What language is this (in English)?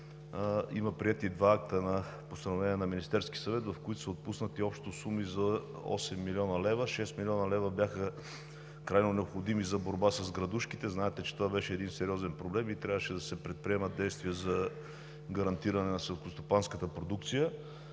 Bulgarian